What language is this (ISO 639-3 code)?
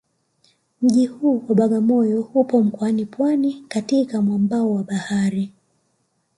swa